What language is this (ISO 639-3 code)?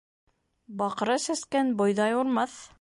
bak